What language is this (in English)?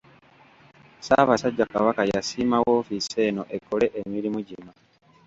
Ganda